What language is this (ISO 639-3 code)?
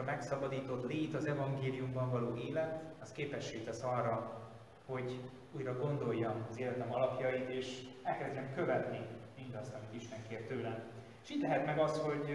hun